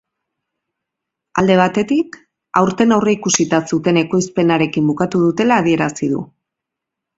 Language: Basque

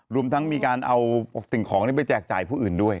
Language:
Thai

